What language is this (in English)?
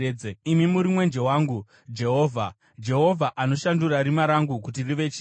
Shona